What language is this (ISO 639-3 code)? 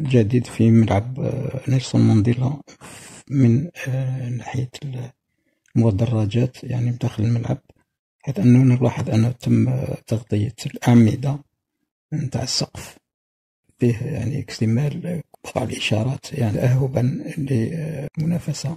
ara